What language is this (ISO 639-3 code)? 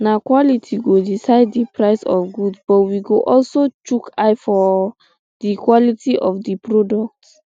pcm